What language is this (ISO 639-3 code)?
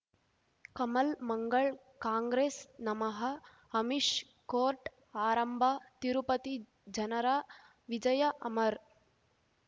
kan